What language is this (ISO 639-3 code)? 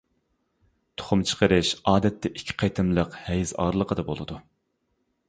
uig